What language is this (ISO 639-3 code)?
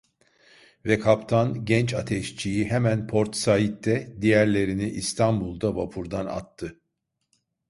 tur